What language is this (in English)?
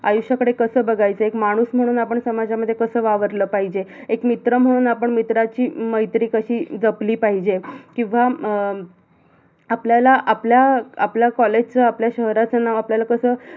Marathi